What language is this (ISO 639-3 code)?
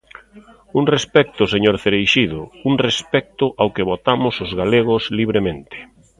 glg